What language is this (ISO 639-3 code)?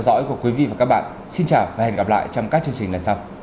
vie